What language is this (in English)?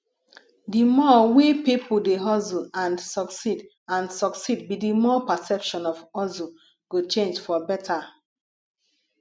Nigerian Pidgin